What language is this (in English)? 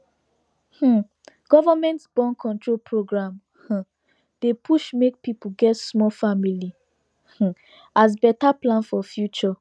Nigerian Pidgin